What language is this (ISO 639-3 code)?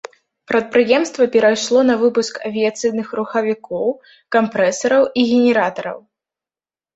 bel